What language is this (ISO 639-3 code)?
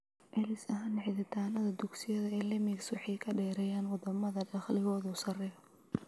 som